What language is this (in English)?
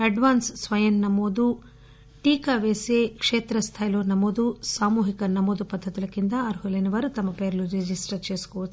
Telugu